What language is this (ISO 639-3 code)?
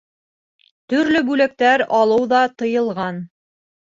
bak